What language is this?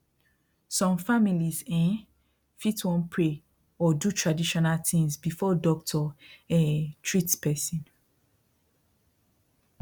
Nigerian Pidgin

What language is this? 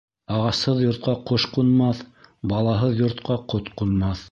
Bashkir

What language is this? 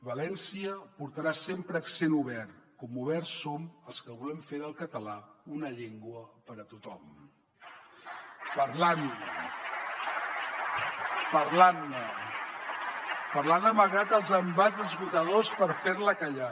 Catalan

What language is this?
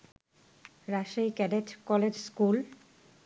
Bangla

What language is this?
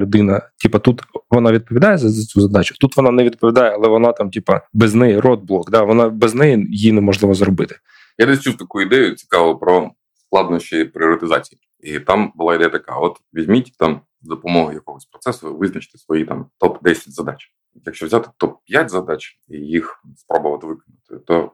Ukrainian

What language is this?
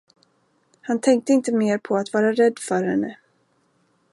Swedish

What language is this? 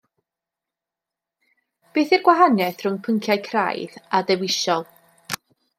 Welsh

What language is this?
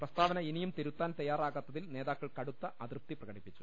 Malayalam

